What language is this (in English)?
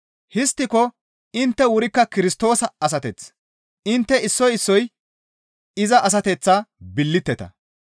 Gamo